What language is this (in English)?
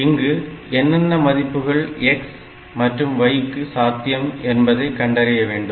Tamil